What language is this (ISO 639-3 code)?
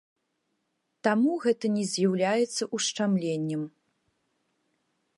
bel